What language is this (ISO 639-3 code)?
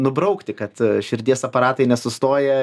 lit